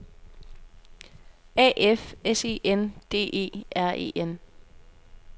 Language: Danish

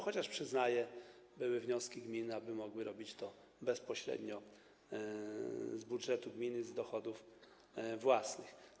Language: Polish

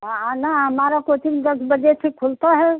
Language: Hindi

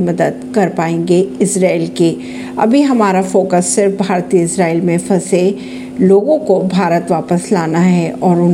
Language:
Hindi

